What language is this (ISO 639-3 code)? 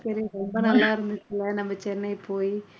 tam